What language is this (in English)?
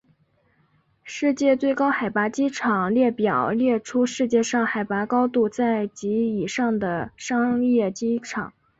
Chinese